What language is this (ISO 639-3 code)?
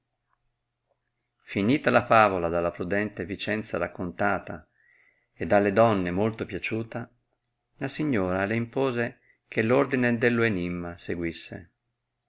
ita